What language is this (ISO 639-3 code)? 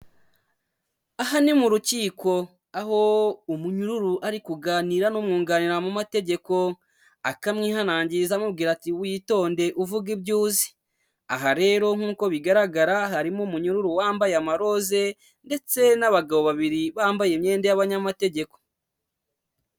kin